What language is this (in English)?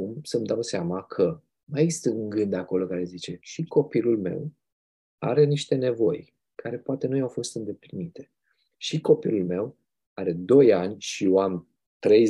Romanian